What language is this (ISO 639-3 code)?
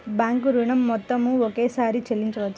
tel